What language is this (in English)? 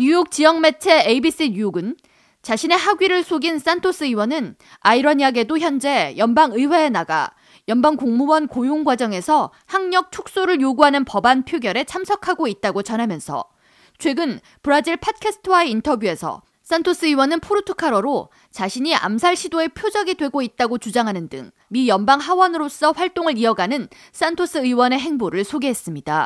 Korean